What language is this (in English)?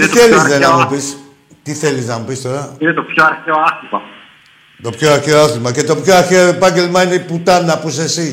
Greek